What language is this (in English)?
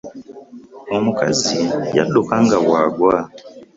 Ganda